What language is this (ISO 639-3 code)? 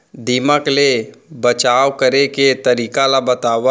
hne